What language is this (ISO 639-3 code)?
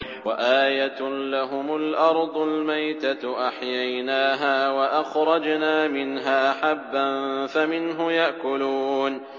ara